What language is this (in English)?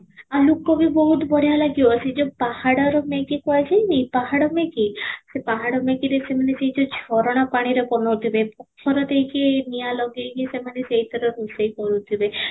Odia